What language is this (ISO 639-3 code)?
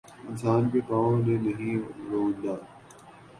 urd